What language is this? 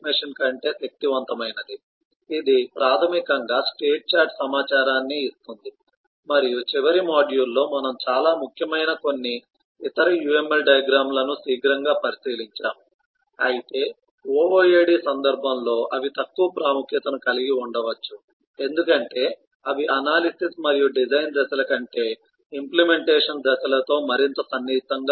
Telugu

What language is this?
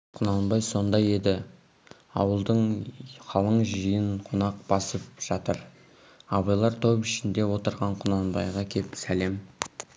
Kazakh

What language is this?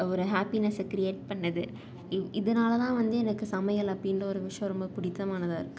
Tamil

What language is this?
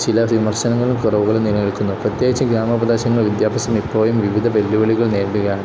Malayalam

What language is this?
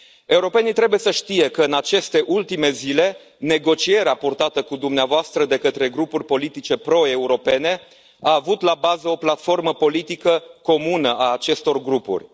Romanian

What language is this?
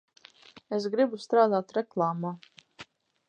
Latvian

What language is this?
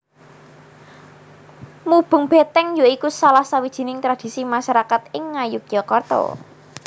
Javanese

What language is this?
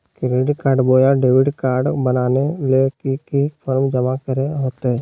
Magahi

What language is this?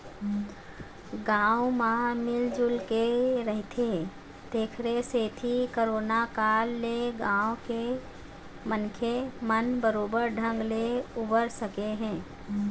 Chhattisgarhi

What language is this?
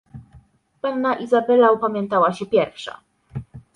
Polish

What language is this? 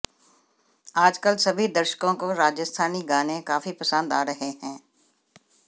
Hindi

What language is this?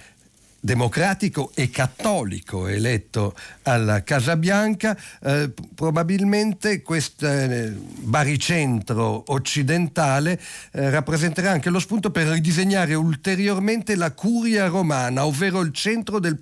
Italian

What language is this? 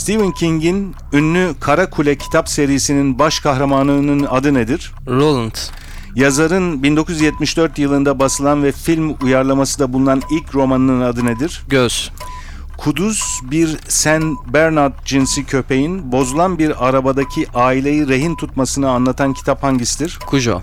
Turkish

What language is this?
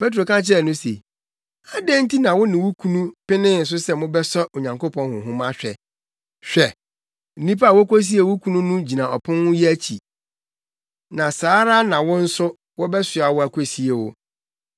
Akan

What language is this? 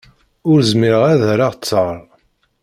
Kabyle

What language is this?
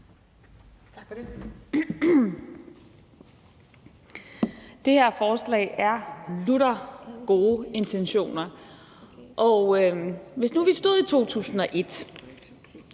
Danish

